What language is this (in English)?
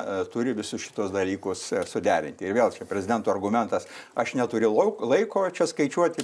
Lithuanian